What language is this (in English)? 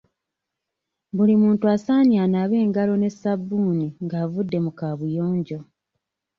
Ganda